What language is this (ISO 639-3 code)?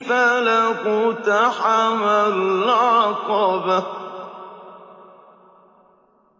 ara